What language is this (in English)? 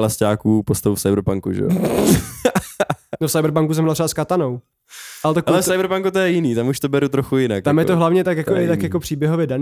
Czech